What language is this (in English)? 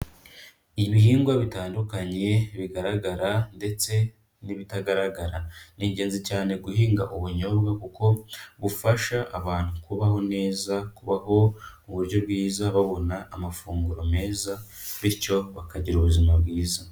Kinyarwanda